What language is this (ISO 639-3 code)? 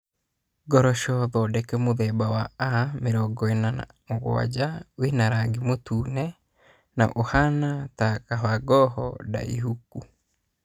kik